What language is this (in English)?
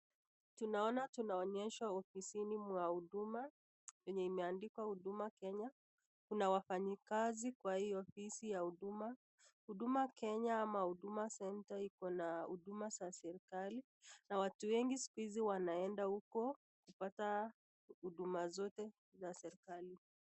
Swahili